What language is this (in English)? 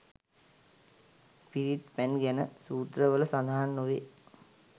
Sinhala